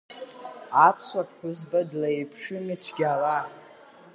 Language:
Abkhazian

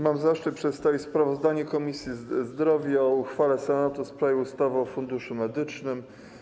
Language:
Polish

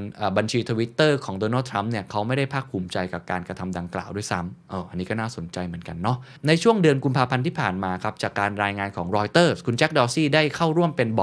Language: Thai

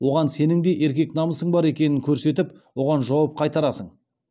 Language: Kazakh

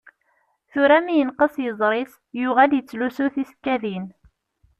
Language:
Kabyle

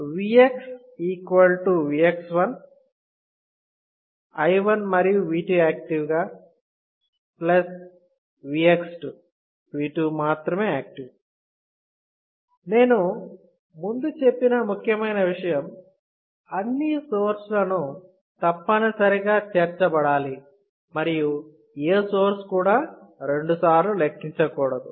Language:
Telugu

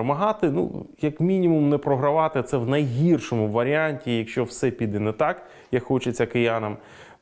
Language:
Ukrainian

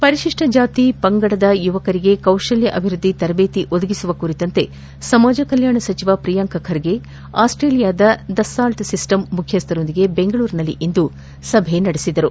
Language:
Kannada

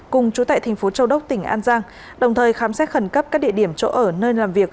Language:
Vietnamese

